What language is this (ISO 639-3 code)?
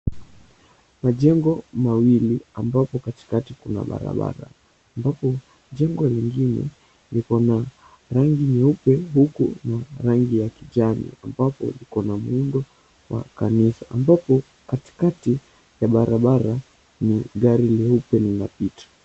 swa